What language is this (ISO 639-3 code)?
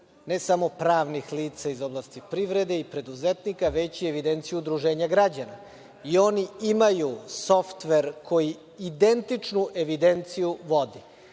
srp